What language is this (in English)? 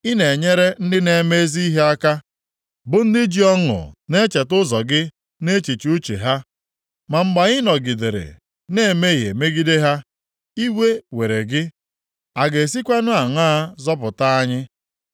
Igbo